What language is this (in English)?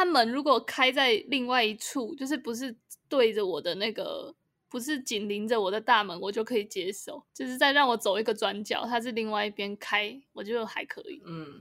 Chinese